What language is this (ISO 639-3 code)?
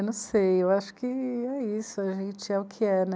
por